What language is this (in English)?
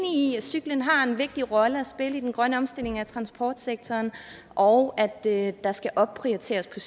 Danish